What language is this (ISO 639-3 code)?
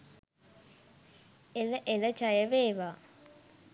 sin